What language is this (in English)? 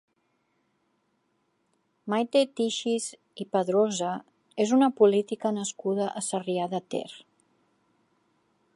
Catalan